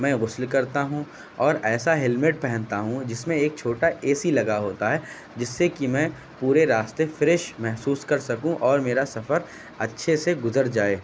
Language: Urdu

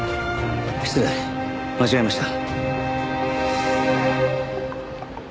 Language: Japanese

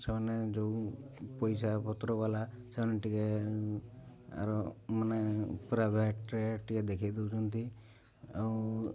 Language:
Odia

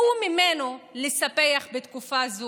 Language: Hebrew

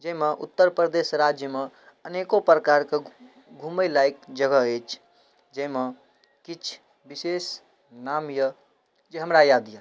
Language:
Maithili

